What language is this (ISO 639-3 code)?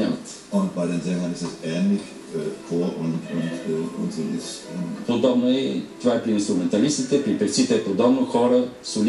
bul